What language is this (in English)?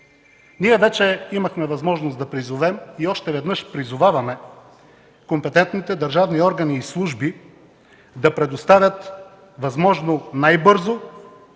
Bulgarian